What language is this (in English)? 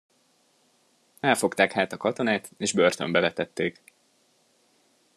Hungarian